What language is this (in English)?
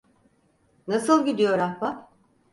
Turkish